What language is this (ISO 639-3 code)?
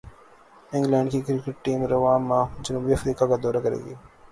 urd